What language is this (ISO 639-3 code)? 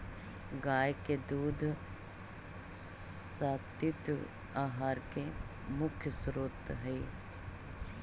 mag